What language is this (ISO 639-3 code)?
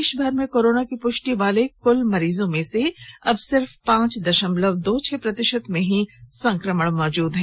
hin